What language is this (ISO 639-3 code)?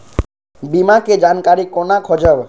mai